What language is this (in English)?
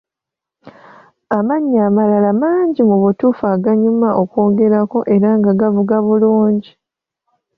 Ganda